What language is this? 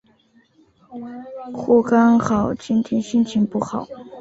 Chinese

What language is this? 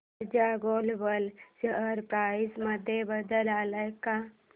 Marathi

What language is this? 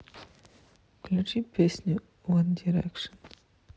Russian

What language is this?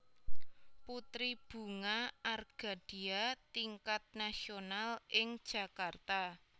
Javanese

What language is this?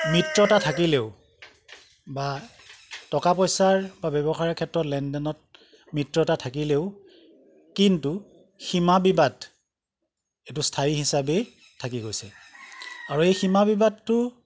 Assamese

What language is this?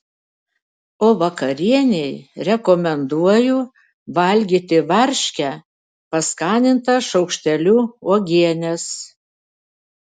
Lithuanian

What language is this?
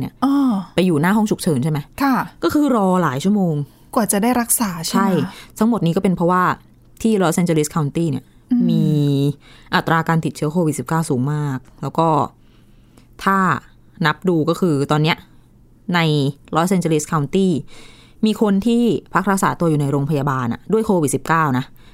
Thai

